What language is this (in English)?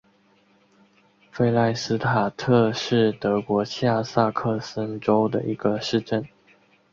Chinese